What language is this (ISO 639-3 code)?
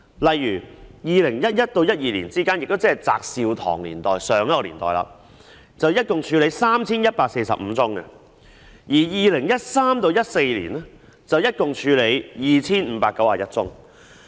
yue